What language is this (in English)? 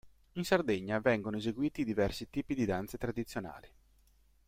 Italian